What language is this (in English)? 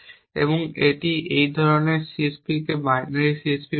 Bangla